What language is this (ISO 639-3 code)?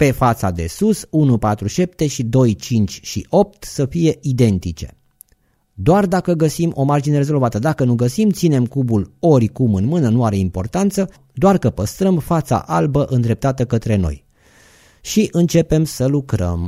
ron